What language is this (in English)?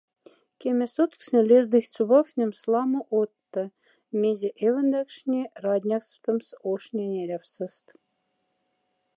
Moksha